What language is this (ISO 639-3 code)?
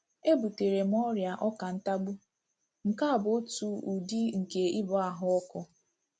ibo